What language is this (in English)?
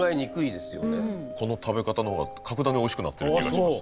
Japanese